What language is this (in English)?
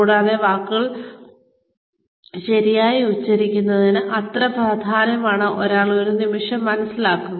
Malayalam